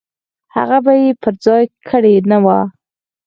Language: Pashto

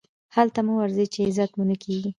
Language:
Pashto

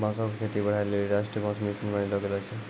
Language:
Maithili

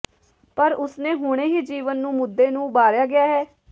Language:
Punjabi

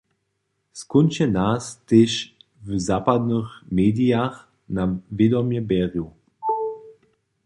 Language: Upper Sorbian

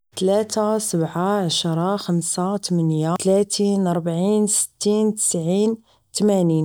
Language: Moroccan Arabic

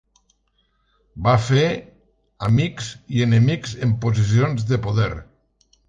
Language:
Catalan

